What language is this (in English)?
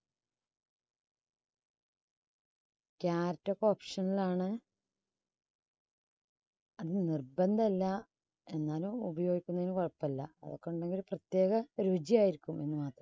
Malayalam